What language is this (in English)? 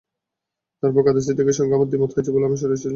Bangla